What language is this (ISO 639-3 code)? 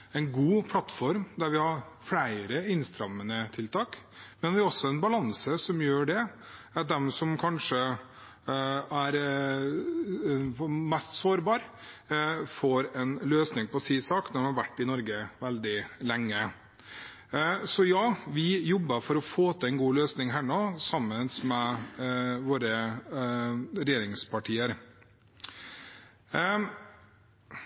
nob